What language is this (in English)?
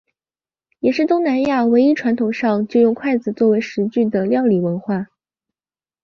Chinese